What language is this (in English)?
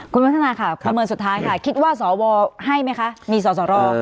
Thai